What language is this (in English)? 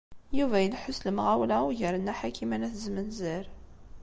Kabyle